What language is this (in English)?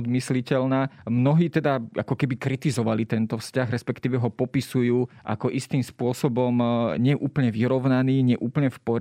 Slovak